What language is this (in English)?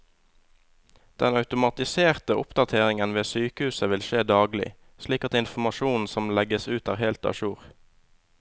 Norwegian